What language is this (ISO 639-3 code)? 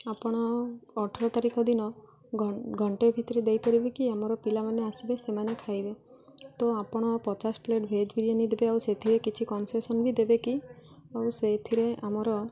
ori